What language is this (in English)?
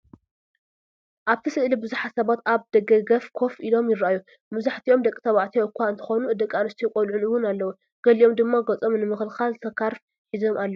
Tigrinya